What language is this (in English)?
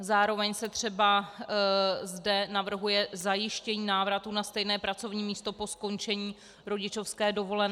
Czech